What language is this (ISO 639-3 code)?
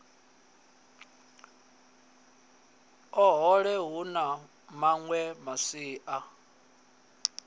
ven